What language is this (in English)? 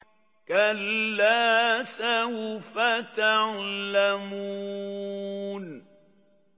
Arabic